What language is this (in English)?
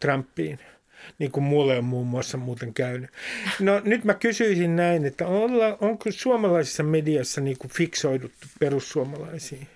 Finnish